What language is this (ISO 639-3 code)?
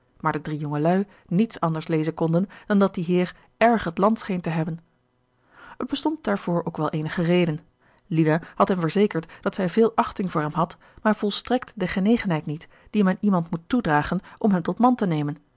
nld